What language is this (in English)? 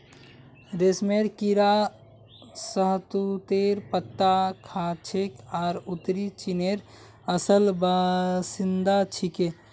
Magahi